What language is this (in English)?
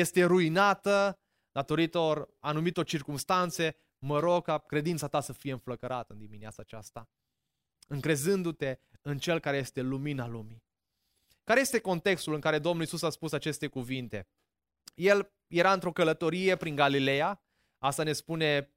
Romanian